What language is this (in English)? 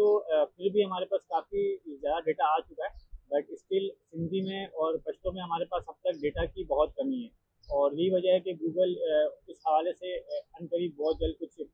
Urdu